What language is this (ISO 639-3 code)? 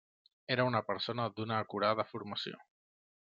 cat